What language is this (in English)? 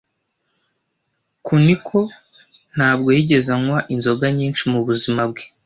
Kinyarwanda